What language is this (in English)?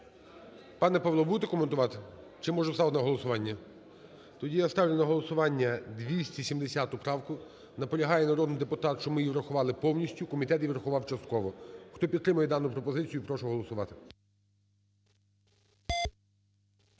Ukrainian